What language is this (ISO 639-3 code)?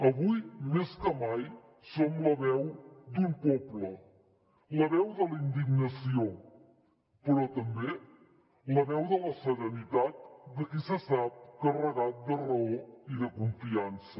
cat